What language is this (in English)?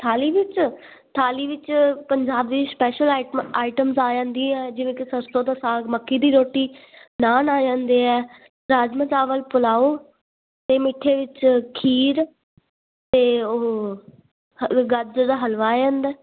Punjabi